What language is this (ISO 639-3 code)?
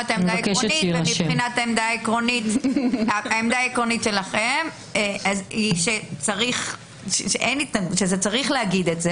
heb